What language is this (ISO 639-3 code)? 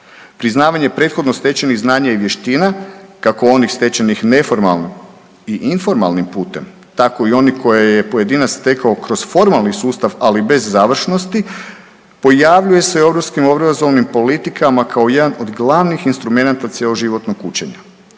hrv